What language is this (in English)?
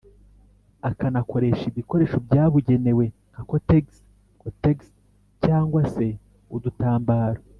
Kinyarwanda